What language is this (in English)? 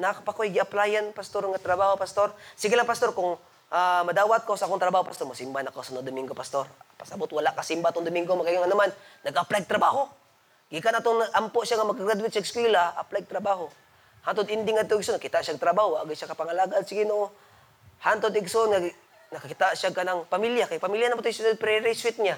Filipino